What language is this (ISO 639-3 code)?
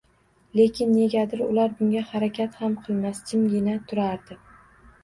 uzb